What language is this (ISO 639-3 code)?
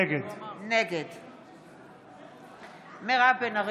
heb